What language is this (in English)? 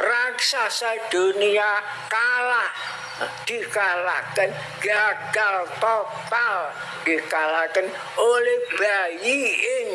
Indonesian